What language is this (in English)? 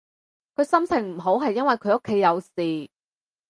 Cantonese